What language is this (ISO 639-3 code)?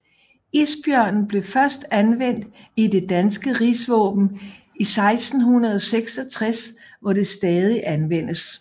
dan